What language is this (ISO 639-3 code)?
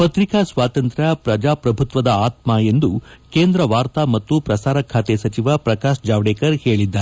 kan